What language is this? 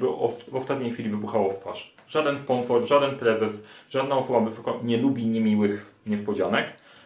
Polish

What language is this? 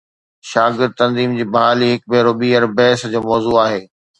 Sindhi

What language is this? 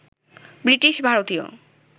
Bangla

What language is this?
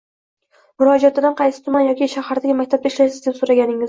Uzbek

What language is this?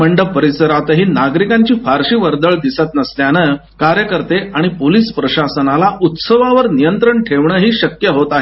Marathi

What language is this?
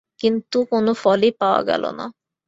Bangla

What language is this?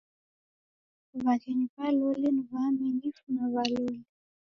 Taita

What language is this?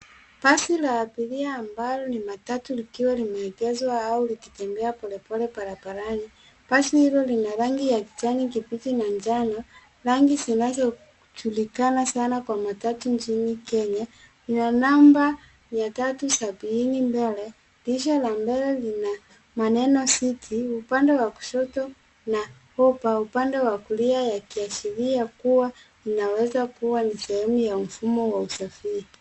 Swahili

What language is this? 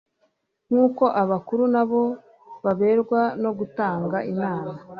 Kinyarwanda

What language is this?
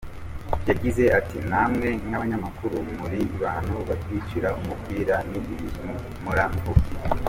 Kinyarwanda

